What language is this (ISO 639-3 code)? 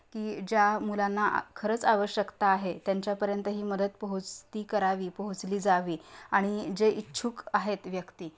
mar